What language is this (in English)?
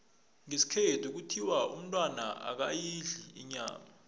South Ndebele